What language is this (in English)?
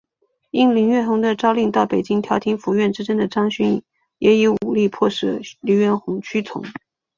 Chinese